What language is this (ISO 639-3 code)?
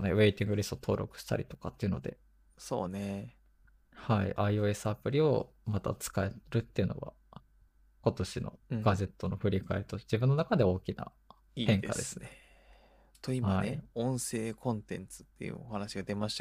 jpn